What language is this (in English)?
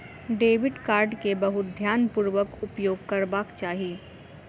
Maithili